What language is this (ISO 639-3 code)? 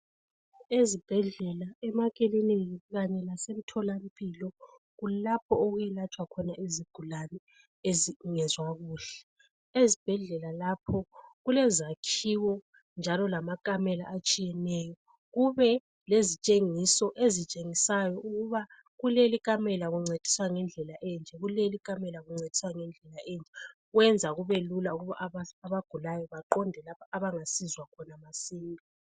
nde